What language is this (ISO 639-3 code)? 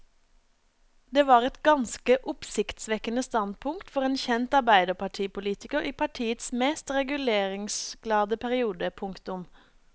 nor